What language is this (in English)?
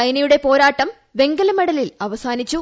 Malayalam